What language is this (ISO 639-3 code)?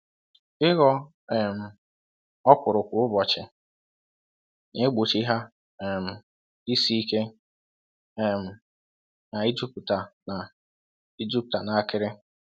ibo